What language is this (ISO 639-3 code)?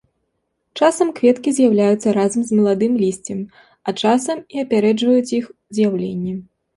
bel